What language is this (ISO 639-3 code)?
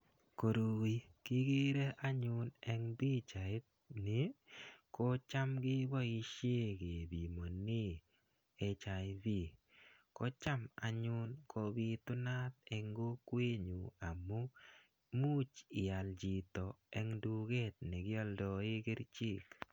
kln